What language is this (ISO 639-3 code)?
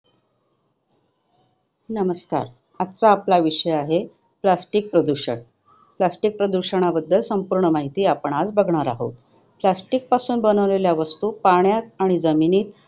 mar